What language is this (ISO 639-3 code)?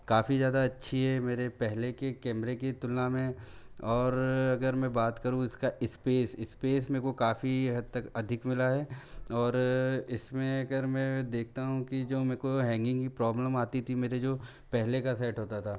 hin